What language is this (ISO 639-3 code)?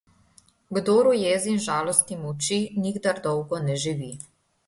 slv